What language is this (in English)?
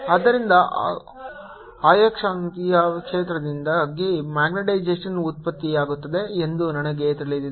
Kannada